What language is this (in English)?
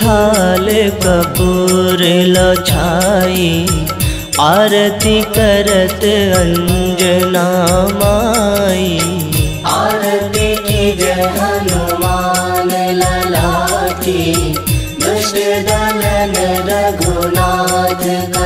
Hindi